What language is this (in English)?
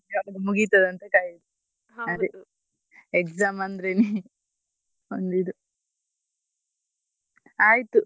Kannada